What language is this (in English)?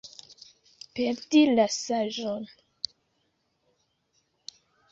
Esperanto